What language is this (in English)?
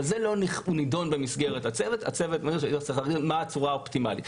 Hebrew